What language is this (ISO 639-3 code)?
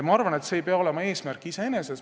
est